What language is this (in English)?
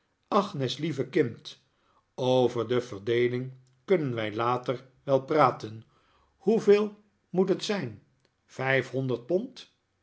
Dutch